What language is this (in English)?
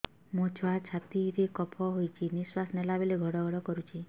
Odia